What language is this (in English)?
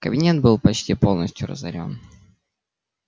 Russian